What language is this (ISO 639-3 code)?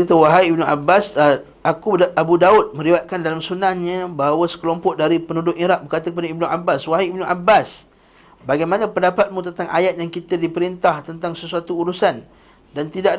msa